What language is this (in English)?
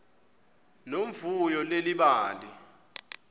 Xhosa